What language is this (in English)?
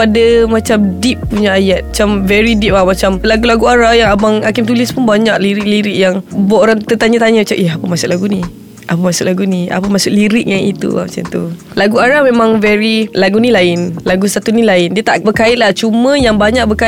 Malay